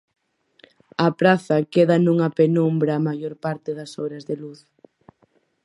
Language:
Galician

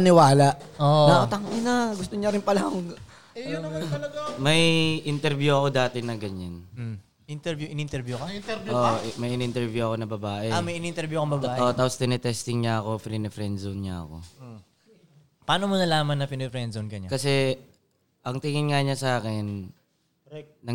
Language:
Filipino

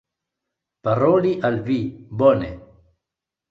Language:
Esperanto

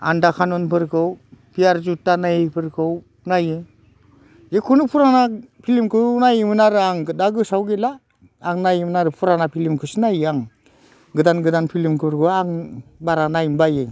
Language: Bodo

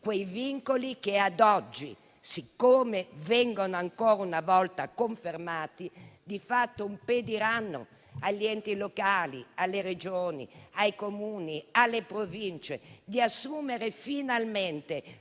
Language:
Italian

